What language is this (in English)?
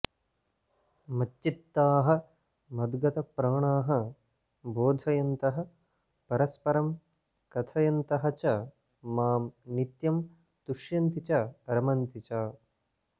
Sanskrit